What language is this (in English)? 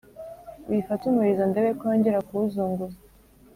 Kinyarwanda